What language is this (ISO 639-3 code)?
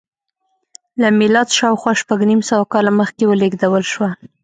pus